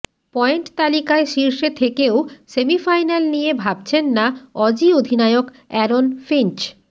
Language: Bangla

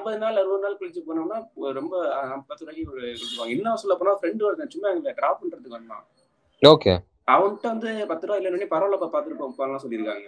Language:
Tamil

